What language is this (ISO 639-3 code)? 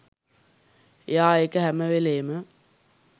sin